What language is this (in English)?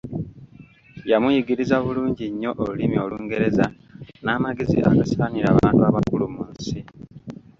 Ganda